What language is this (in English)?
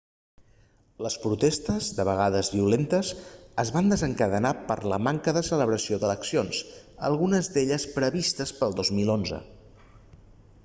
Catalan